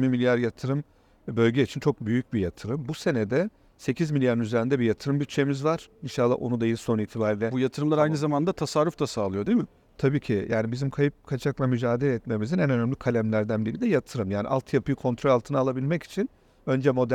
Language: Turkish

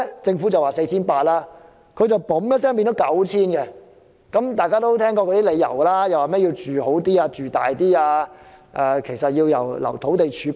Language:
Cantonese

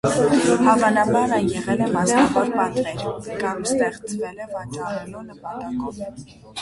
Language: Armenian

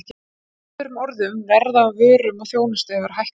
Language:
Icelandic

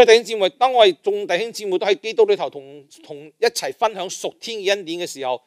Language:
Chinese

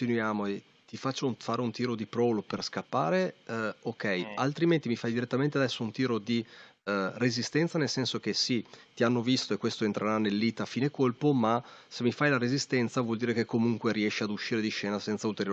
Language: Italian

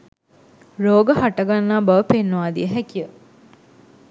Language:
Sinhala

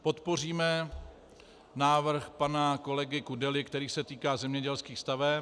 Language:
Czech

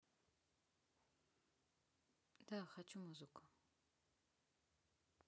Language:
Russian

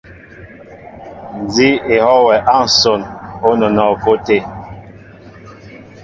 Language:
Mbo (Cameroon)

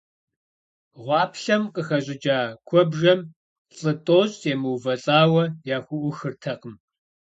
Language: Kabardian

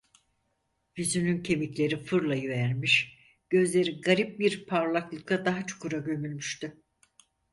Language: Turkish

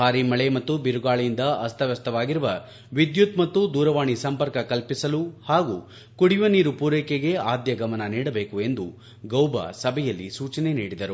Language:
Kannada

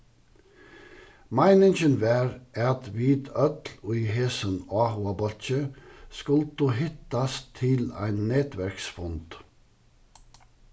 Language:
Faroese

